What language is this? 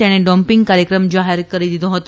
Gujarati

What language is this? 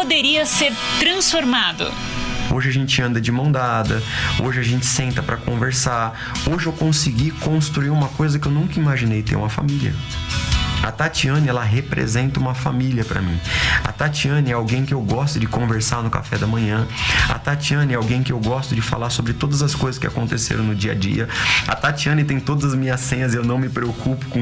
Portuguese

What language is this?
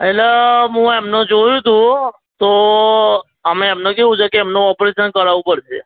Gujarati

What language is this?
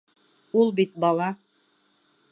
Bashkir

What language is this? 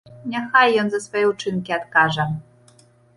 Belarusian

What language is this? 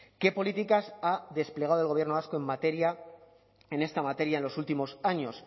Spanish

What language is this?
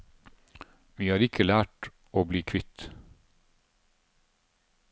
Norwegian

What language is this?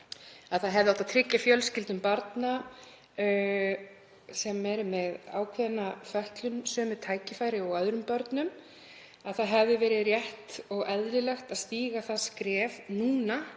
Icelandic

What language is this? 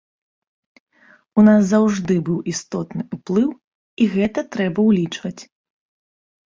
Belarusian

